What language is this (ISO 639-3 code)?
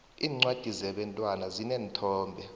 nbl